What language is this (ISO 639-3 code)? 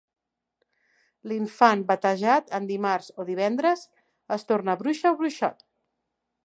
cat